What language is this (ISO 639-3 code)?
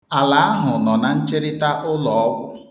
ibo